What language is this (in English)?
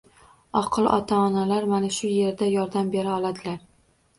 Uzbek